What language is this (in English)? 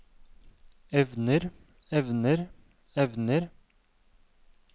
Norwegian